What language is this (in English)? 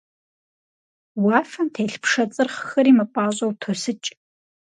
Kabardian